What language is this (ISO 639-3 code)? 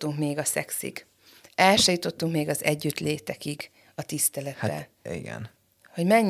hun